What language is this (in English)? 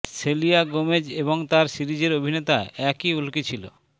Bangla